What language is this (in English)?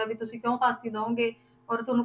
Punjabi